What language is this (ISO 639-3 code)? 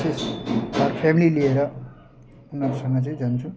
nep